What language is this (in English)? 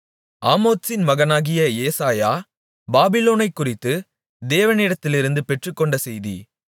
Tamil